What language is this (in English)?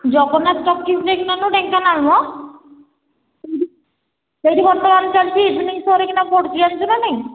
Odia